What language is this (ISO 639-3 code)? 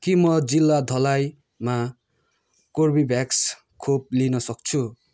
nep